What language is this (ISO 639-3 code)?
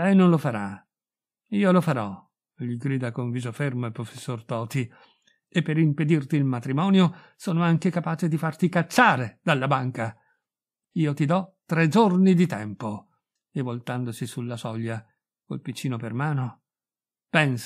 ita